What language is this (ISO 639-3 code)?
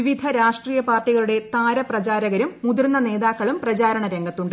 mal